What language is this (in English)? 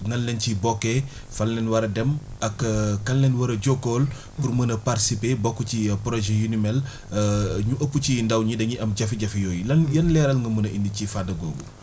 Wolof